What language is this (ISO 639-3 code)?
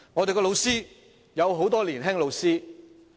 yue